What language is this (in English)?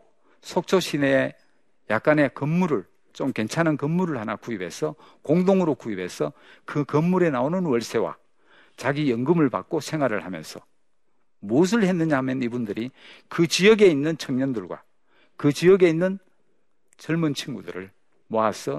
Korean